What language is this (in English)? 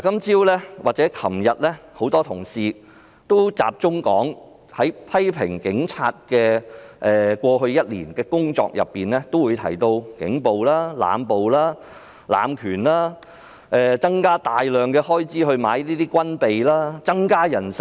Cantonese